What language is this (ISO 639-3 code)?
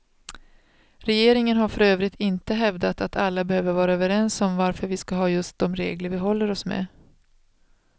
swe